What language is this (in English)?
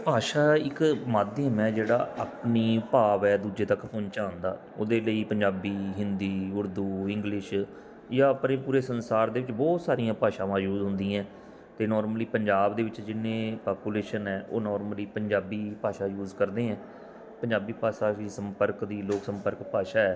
Punjabi